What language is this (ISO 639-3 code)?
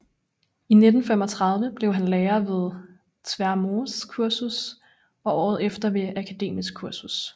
dan